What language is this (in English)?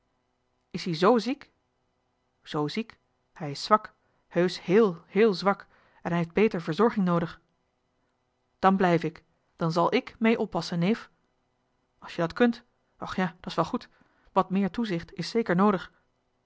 Dutch